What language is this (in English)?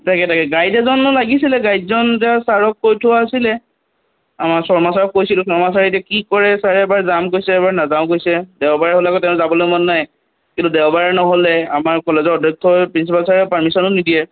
Assamese